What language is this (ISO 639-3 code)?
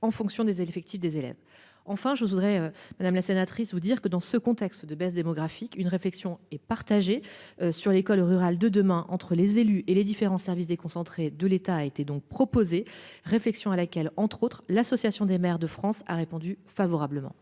fra